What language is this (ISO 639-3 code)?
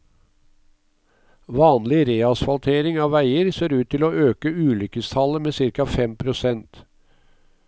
nor